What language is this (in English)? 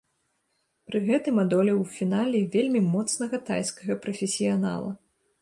Belarusian